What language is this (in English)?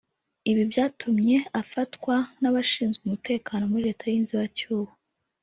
Kinyarwanda